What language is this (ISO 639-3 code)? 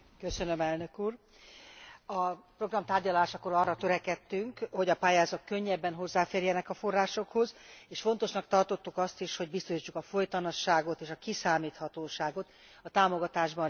hun